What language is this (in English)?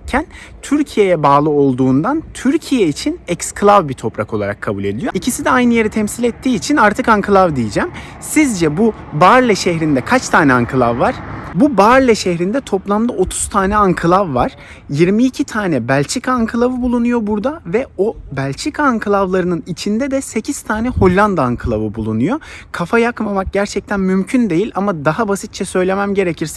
Turkish